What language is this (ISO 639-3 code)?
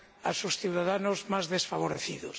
spa